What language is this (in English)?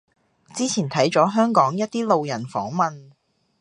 Cantonese